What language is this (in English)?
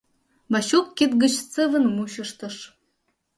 Mari